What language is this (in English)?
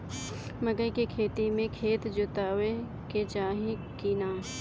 Bhojpuri